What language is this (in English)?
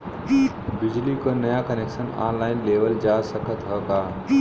Bhojpuri